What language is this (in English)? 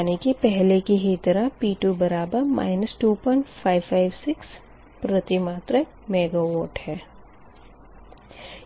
Hindi